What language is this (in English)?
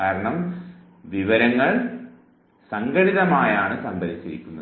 Malayalam